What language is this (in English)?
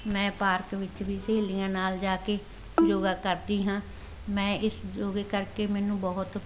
Punjabi